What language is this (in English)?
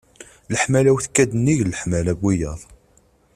Kabyle